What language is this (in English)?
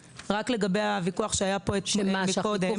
Hebrew